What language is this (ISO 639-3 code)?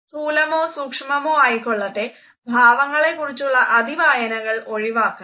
mal